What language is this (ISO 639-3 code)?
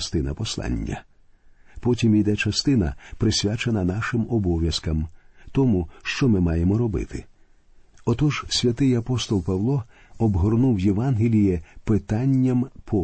ukr